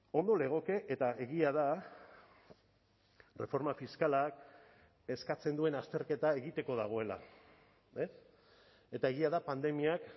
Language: Basque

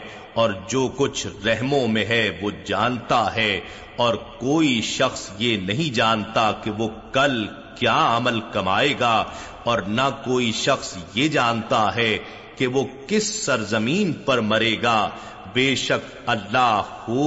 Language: Urdu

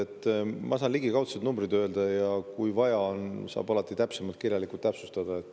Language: Estonian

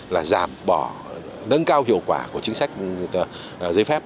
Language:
Vietnamese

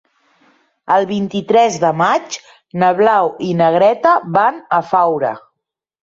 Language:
Catalan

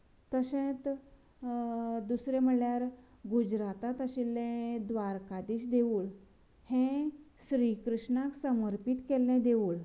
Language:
Konkani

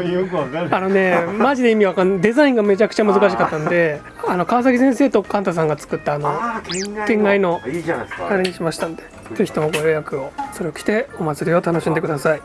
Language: Japanese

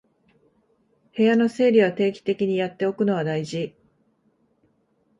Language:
Japanese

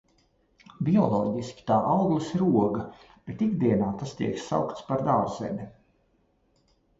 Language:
Latvian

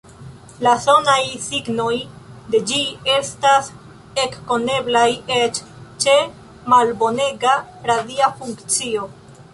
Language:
Esperanto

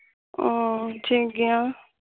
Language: Santali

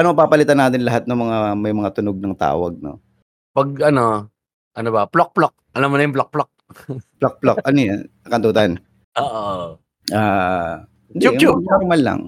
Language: Filipino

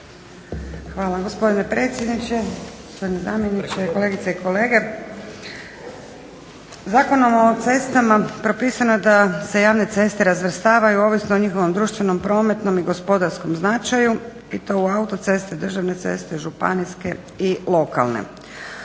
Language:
Croatian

